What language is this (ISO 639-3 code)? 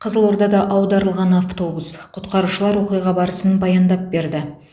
kaz